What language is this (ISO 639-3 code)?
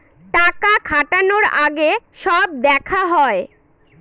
ben